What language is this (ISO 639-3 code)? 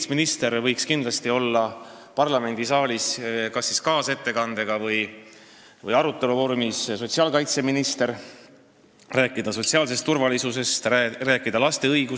est